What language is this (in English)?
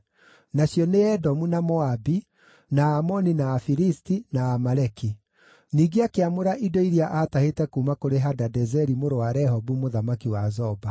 Kikuyu